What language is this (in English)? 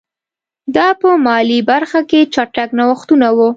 Pashto